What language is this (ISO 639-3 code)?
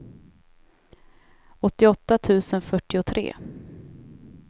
swe